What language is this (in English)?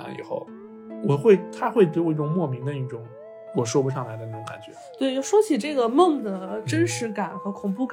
Chinese